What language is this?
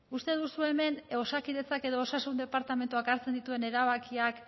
Basque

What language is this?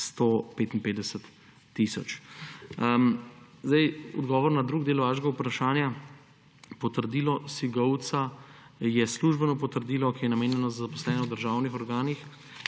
Slovenian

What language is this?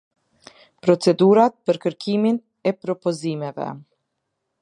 Albanian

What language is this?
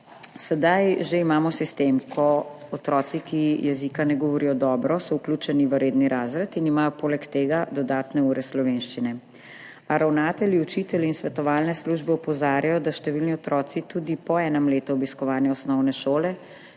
Slovenian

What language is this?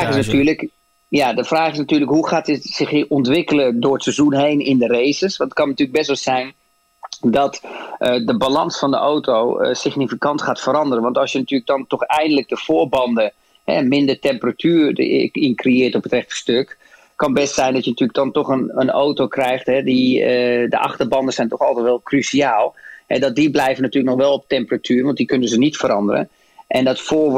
Dutch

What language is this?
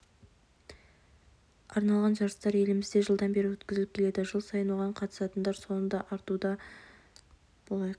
Kazakh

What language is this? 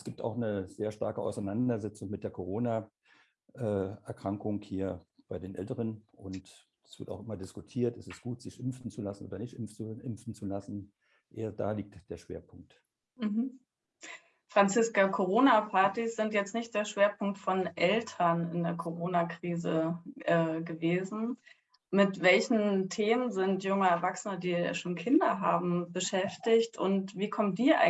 German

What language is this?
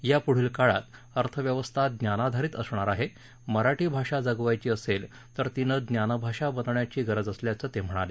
Marathi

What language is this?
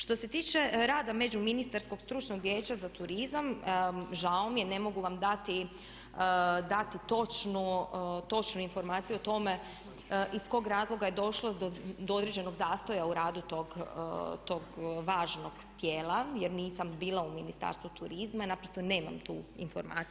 Croatian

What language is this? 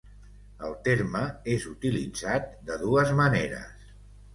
Catalan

